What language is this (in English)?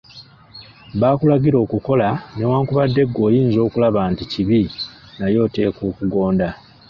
Ganda